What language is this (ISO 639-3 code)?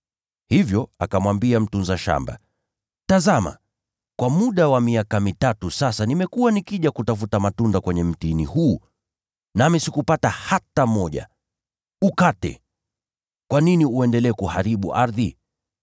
swa